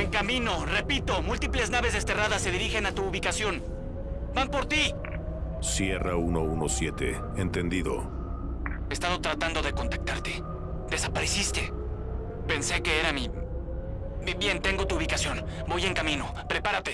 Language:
Spanish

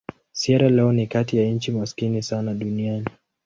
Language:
Swahili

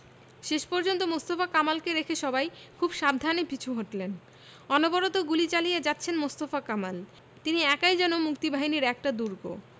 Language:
Bangla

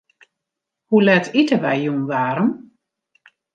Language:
Western Frisian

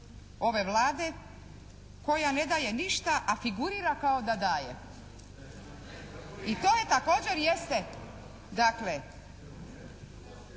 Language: Croatian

